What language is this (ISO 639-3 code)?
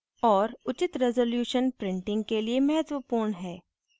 hin